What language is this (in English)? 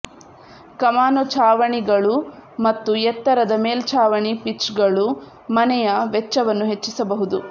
Kannada